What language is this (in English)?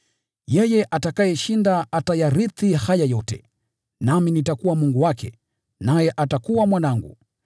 Swahili